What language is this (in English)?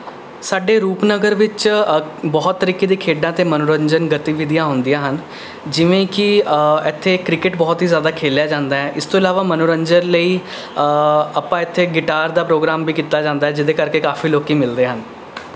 Punjabi